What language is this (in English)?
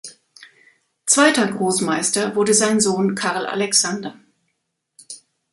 German